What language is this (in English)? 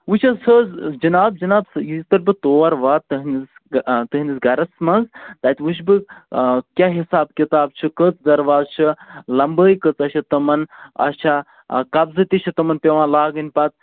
Kashmiri